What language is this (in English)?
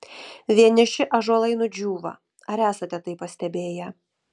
Lithuanian